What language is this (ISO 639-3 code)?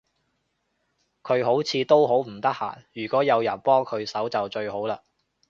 yue